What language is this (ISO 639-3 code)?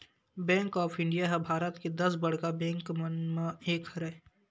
hne